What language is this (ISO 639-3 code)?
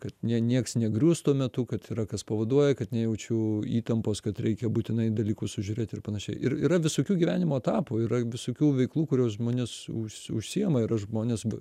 lit